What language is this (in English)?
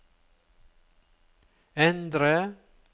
Norwegian